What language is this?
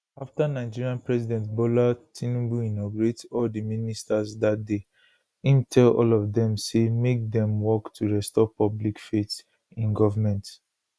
Nigerian Pidgin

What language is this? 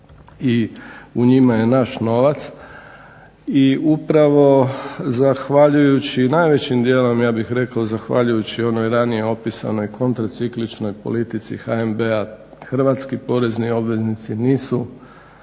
Croatian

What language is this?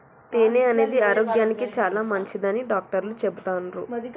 Telugu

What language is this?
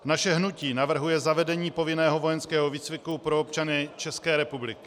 Czech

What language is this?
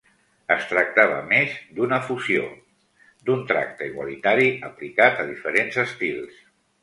Catalan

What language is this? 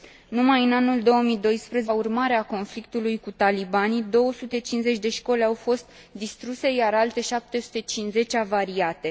Romanian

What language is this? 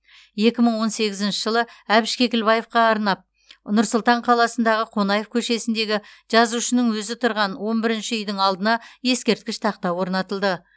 Kazakh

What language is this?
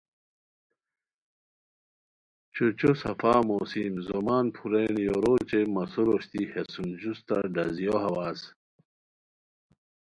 Khowar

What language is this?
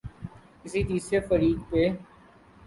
Urdu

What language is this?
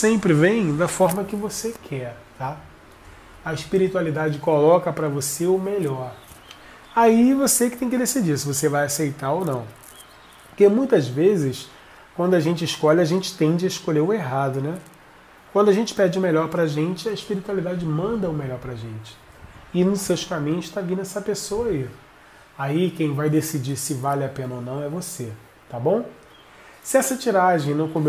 Portuguese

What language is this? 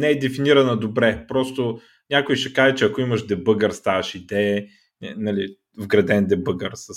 Bulgarian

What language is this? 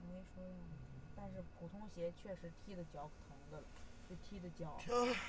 Chinese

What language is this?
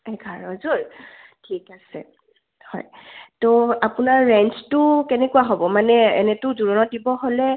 Assamese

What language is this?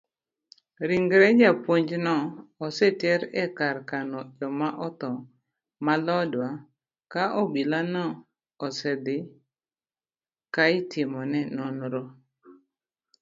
Luo (Kenya and Tanzania)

